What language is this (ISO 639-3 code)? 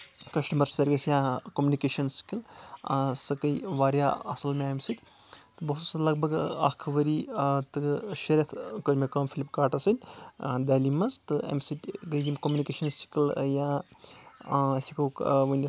kas